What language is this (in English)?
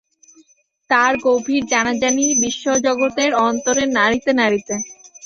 Bangla